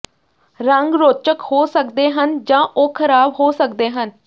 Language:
Punjabi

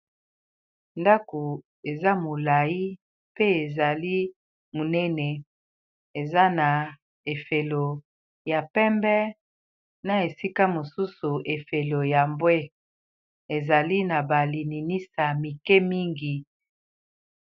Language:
Lingala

